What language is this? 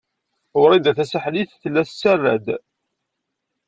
Kabyle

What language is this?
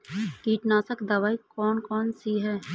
Hindi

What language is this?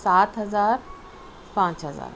Urdu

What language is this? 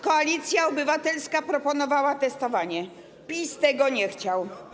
Polish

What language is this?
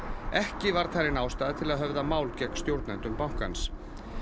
Icelandic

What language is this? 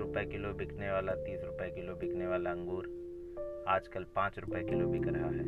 Hindi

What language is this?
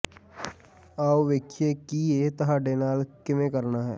Punjabi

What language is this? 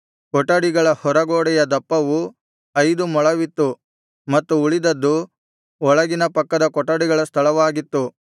Kannada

